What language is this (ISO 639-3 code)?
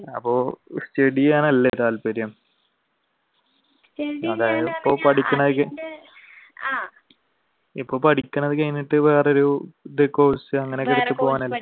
mal